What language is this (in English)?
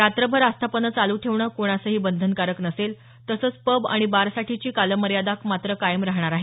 Marathi